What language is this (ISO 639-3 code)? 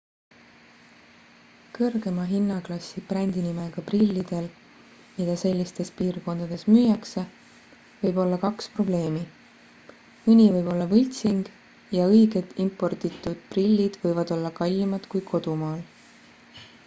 est